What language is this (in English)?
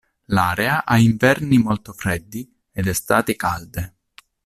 Italian